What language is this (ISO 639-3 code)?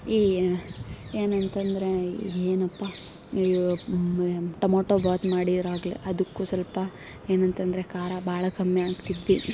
kan